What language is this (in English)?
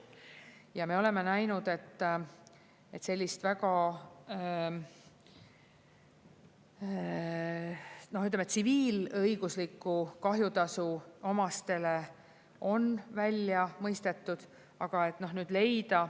Estonian